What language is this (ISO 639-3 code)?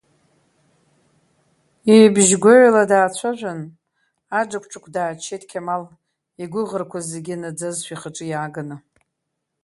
abk